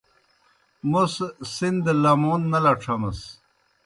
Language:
Kohistani Shina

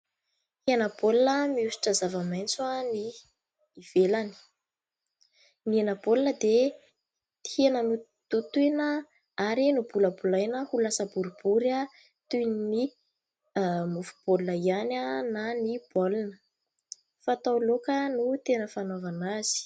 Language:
Malagasy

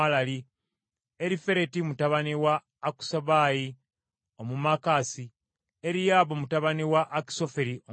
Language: Ganda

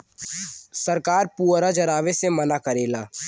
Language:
Bhojpuri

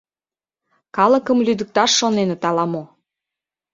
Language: Mari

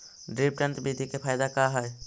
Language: Magahi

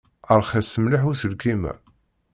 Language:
Kabyle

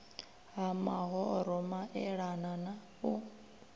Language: Venda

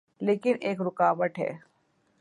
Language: Urdu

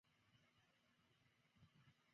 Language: Chinese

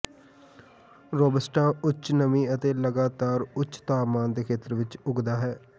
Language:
Punjabi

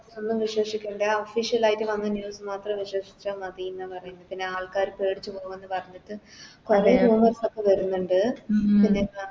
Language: Malayalam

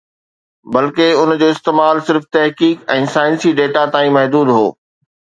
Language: Sindhi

